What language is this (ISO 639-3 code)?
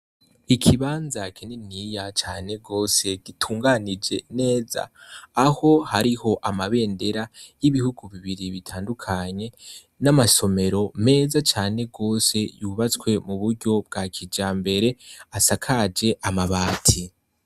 run